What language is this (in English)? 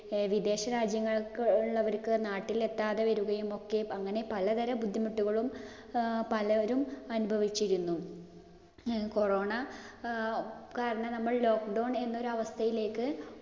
Malayalam